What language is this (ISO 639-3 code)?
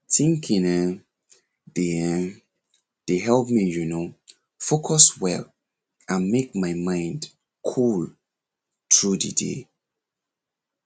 pcm